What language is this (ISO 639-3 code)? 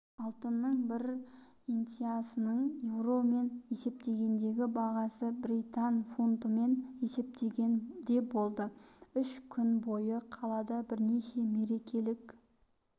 kaz